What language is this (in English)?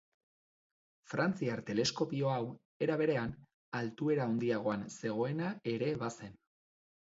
Basque